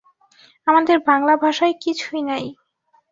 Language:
Bangla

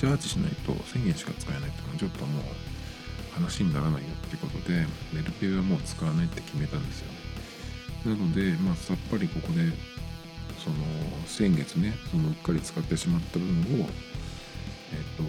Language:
Japanese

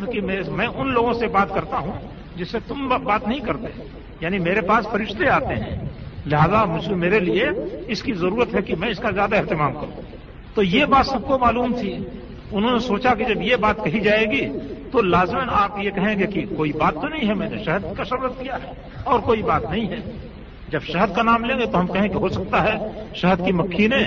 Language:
Urdu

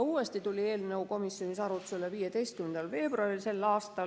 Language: Estonian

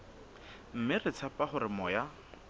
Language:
Southern Sotho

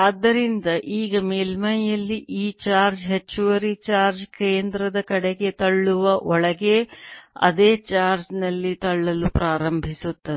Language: Kannada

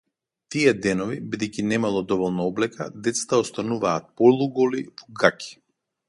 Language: Macedonian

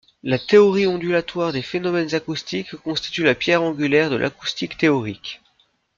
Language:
French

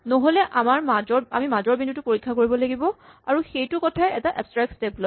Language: Assamese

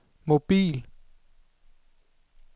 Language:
Danish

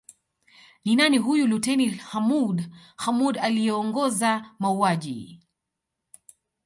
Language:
Swahili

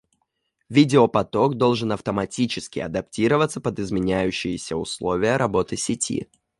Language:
Russian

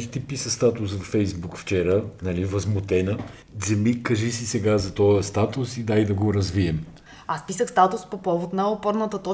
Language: Bulgarian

